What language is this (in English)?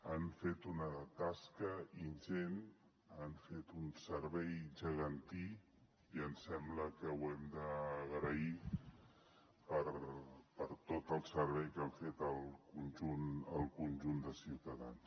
Catalan